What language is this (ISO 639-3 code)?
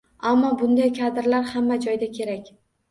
uzb